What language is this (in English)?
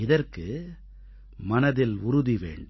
Tamil